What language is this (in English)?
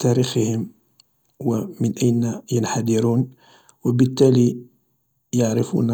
Algerian Arabic